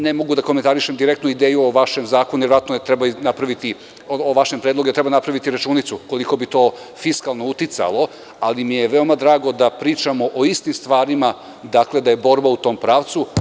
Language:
Serbian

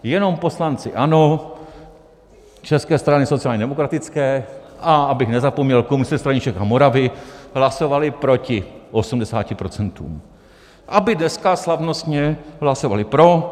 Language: Czech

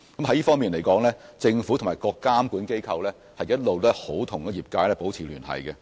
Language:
Cantonese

